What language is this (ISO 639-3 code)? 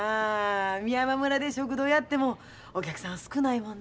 jpn